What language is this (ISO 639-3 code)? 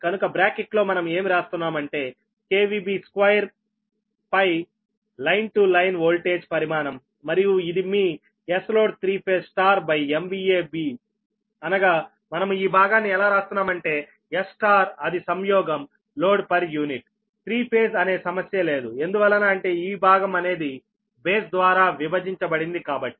tel